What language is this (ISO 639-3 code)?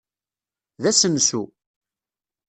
kab